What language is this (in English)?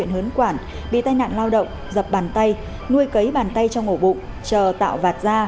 Vietnamese